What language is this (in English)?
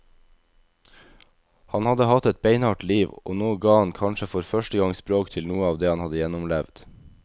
Norwegian